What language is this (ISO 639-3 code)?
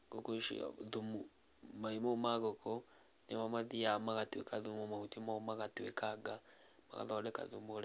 kik